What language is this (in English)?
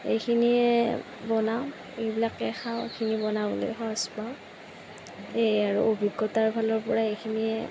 Assamese